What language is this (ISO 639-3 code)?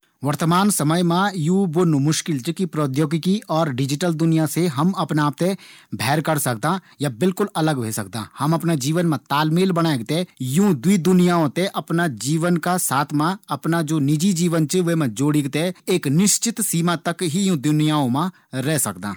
gbm